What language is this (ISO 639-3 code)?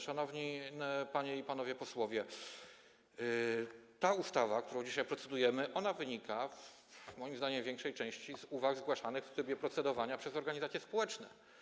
pol